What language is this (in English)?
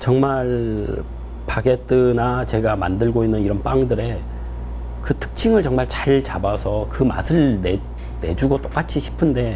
Korean